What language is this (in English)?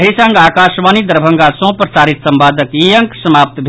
Maithili